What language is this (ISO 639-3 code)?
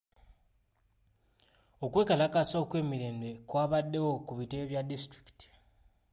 lug